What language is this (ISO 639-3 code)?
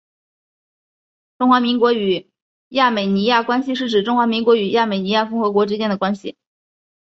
zho